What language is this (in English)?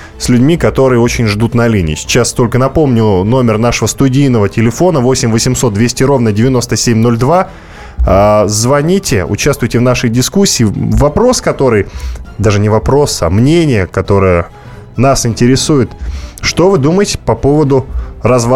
Russian